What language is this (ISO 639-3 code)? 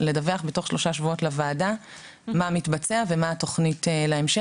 heb